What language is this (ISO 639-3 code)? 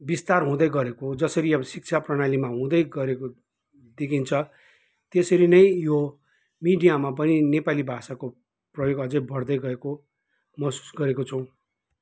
nep